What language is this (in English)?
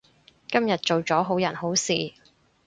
Cantonese